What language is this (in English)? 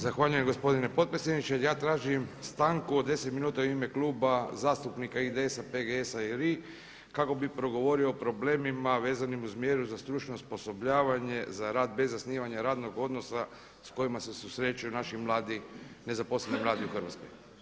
Croatian